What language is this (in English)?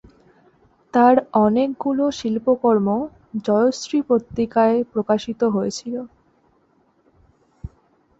Bangla